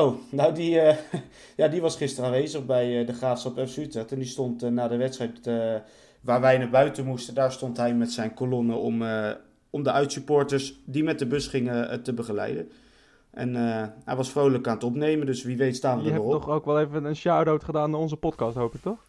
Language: Dutch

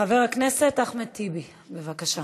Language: Hebrew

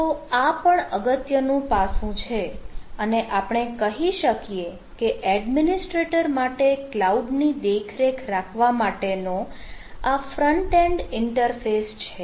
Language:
Gujarati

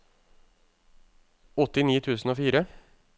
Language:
Norwegian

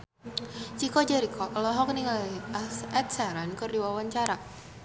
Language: Sundanese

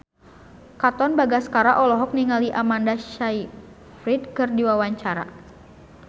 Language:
Sundanese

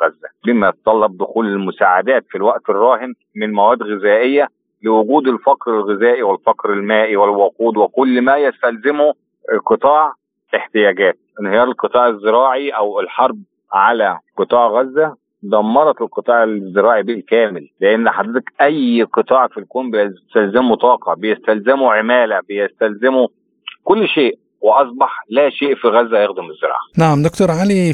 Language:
Arabic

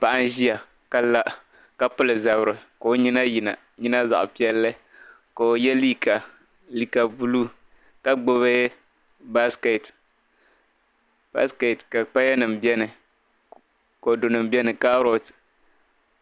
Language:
Dagbani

